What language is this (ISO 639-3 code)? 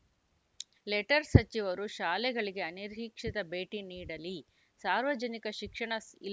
kan